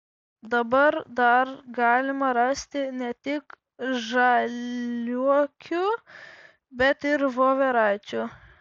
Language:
Lithuanian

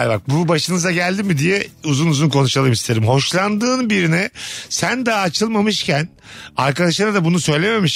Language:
Turkish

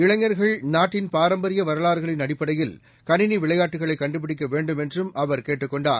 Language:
Tamil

